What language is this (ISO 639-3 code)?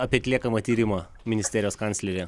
lit